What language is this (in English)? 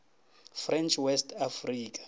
Northern Sotho